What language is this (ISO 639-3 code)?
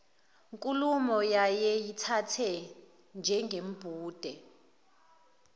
zul